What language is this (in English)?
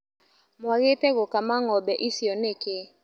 Kikuyu